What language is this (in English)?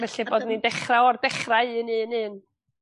Welsh